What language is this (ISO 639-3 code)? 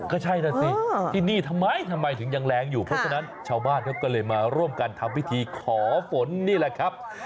tha